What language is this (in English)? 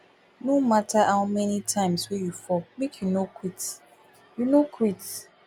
Nigerian Pidgin